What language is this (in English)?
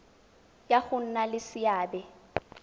Tswana